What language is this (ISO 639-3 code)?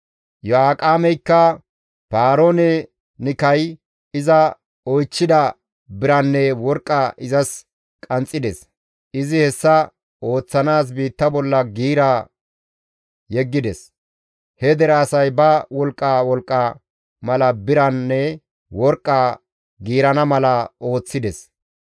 gmv